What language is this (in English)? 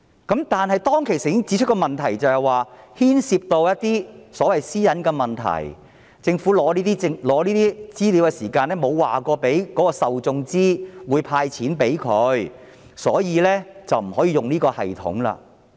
Cantonese